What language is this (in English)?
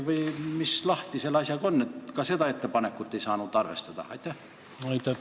Estonian